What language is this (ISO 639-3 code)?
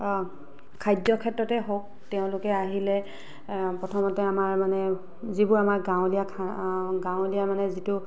asm